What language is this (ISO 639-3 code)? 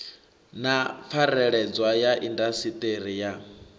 ven